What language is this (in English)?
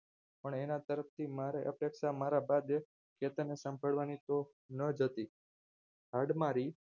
Gujarati